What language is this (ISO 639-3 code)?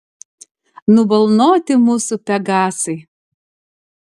lit